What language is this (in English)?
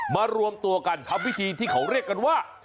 Thai